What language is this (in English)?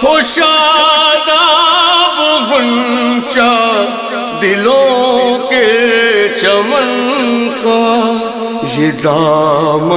Romanian